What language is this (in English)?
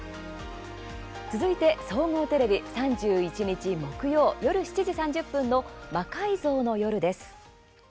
Japanese